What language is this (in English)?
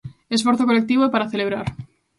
Galician